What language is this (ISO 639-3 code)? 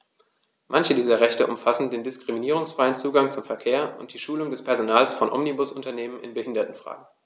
deu